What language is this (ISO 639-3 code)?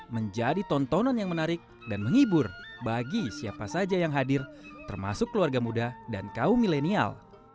ind